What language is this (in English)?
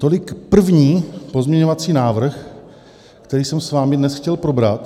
Czech